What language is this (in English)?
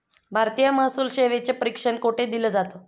Marathi